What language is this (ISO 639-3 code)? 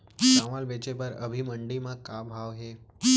hne